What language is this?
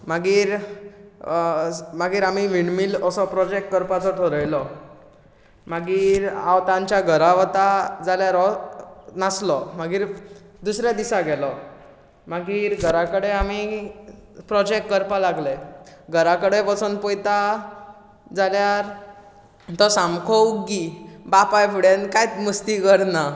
Konkani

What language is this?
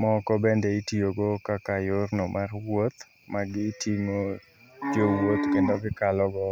Luo (Kenya and Tanzania)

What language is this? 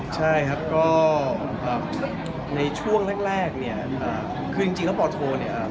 Thai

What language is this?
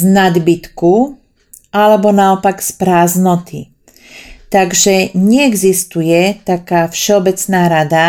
Slovak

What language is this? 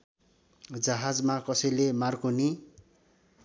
Nepali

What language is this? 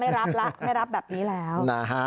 Thai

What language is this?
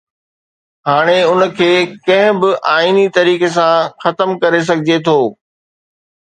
Sindhi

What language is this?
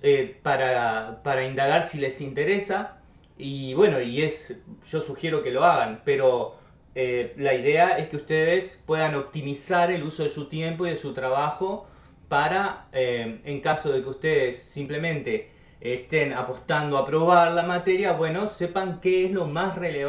Spanish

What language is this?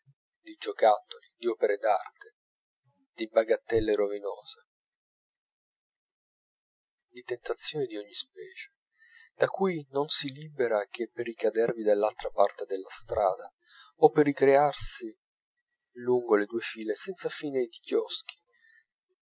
Italian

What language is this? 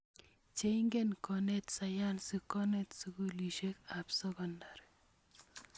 Kalenjin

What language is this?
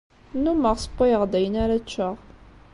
Kabyle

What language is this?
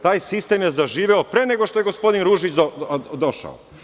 Serbian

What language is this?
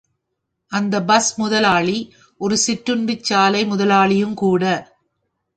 Tamil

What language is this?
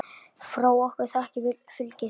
Icelandic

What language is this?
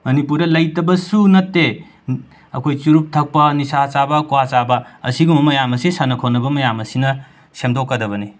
Manipuri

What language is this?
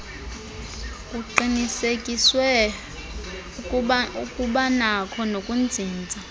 Xhosa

